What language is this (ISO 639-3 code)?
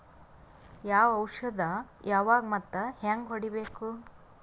kan